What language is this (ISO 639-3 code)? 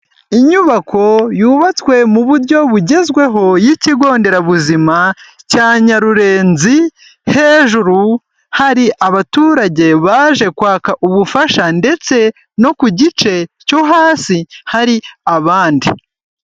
kin